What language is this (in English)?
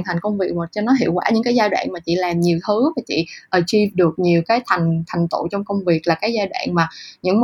Vietnamese